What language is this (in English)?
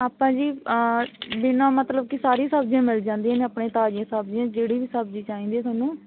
Punjabi